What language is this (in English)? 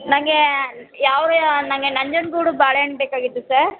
Kannada